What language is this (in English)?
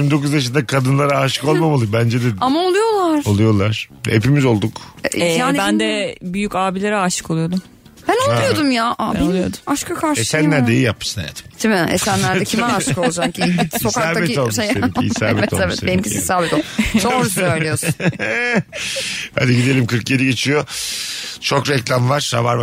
Turkish